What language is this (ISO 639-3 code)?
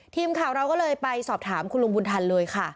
tha